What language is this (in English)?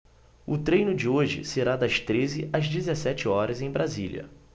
Portuguese